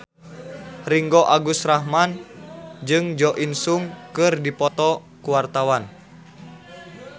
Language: Sundanese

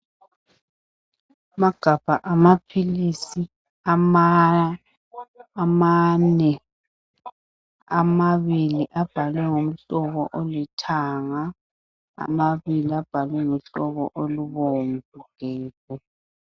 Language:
North Ndebele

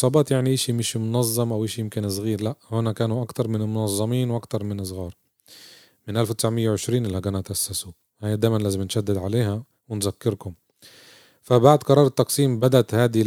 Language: Arabic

